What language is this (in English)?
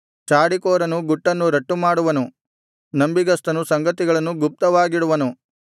Kannada